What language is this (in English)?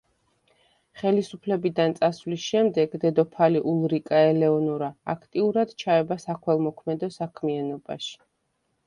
Georgian